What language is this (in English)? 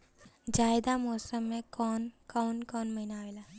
Bhojpuri